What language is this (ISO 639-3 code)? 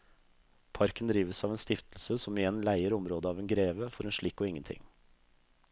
nor